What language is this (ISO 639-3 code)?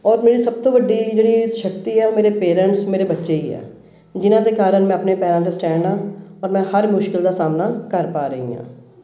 pan